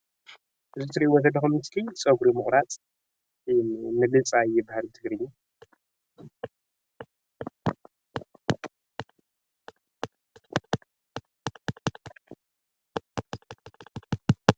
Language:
Tigrinya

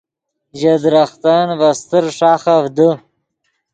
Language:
Yidgha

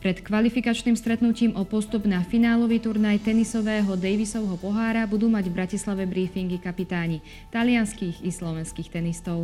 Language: Slovak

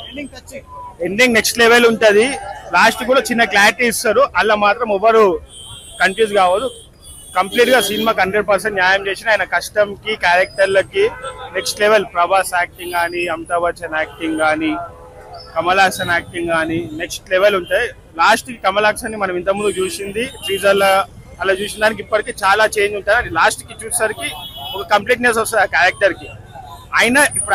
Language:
Telugu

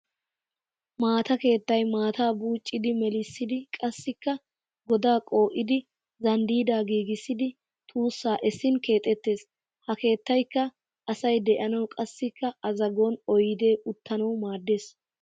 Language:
Wolaytta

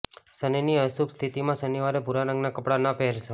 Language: Gujarati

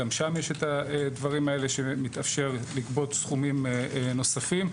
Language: Hebrew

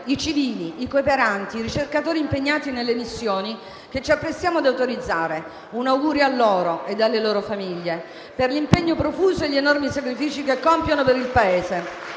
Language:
Italian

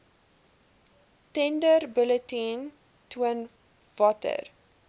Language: Afrikaans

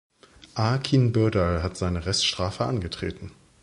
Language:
German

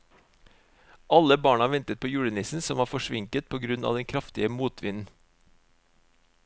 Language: Norwegian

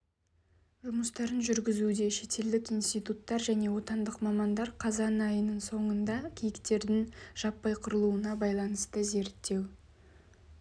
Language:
Kazakh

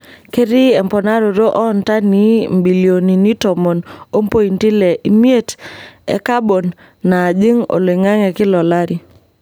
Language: Masai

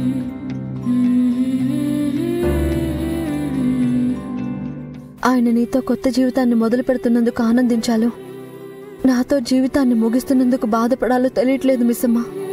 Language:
Telugu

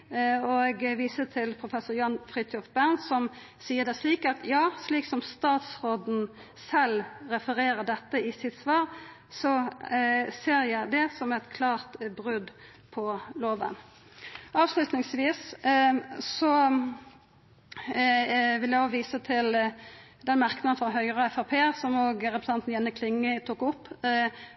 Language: Norwegian Nynorsk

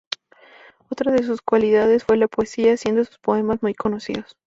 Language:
Spanish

